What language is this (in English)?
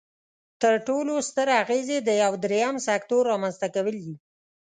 Pashto